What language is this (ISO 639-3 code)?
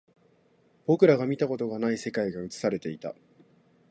jpn